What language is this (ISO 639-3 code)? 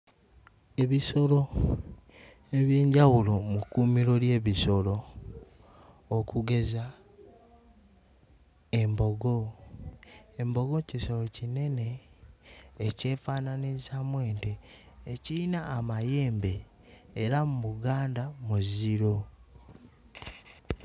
lug